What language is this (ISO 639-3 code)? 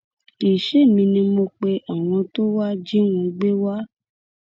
yor